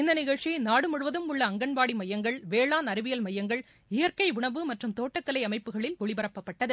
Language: Tamil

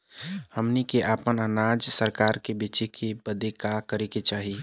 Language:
Bhojpuri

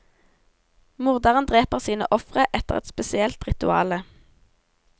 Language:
Norwegian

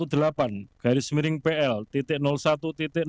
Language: Indonesian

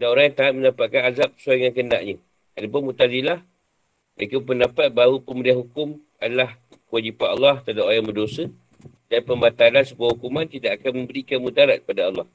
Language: Malay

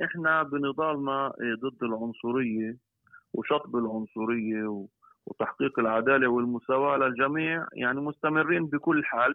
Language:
Arabic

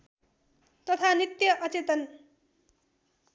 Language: Nepali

